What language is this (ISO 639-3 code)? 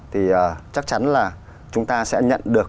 vie